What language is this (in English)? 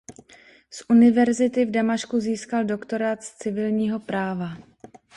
Czech